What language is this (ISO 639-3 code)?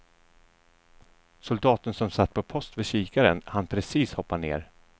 swe